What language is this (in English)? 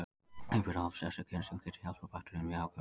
Icelandic